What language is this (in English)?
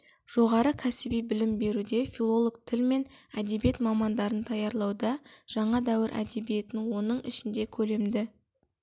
Kazakh